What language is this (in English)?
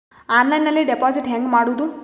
Kannada